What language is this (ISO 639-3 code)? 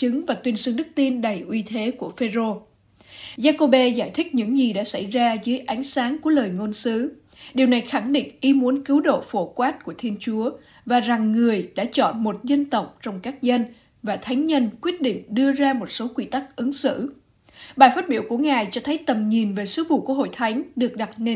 vie